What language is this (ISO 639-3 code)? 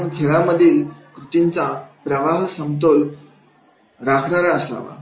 mar